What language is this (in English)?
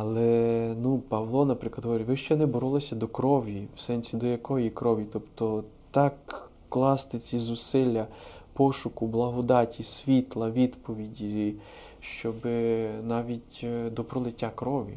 Ukrainian